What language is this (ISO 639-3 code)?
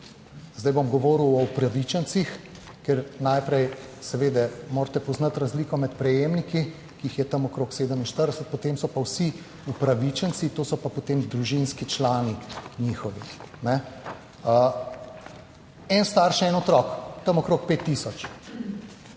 slv